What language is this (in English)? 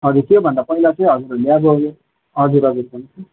Nepali